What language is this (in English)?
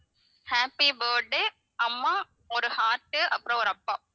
Tamil